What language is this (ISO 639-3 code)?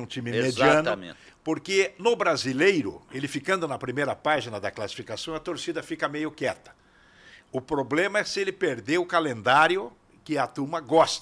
por